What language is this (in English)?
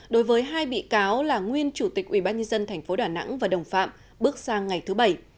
Vietnamese